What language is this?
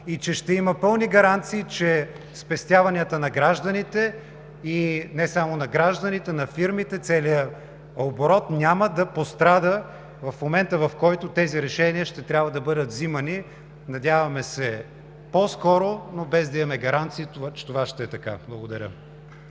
Bulgarian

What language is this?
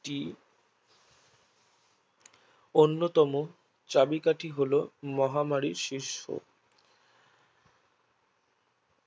Bangla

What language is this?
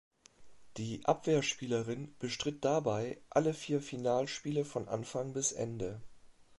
German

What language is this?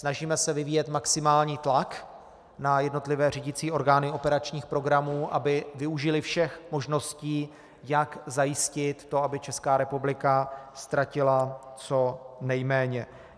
Czech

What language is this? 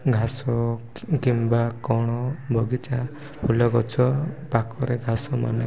Odia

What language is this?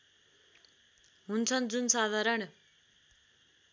Nepali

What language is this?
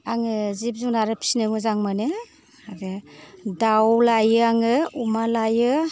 Bodo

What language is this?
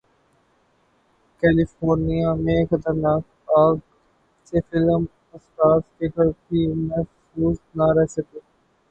Urdu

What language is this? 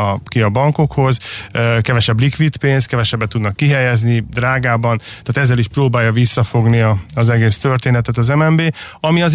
Hungarian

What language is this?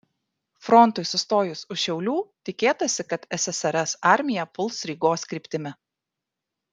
Lithuanian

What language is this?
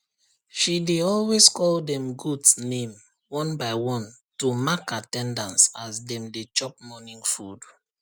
Nigerian Pidgin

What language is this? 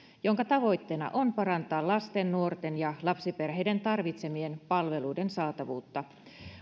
Finnish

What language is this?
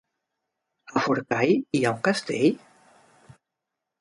Catalan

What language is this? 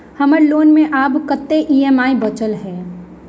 Maithili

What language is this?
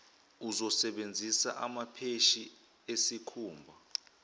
Zulu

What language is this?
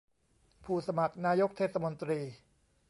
Thai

